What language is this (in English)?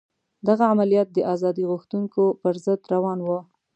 Pashto